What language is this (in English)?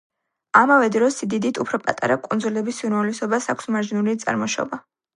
Georgian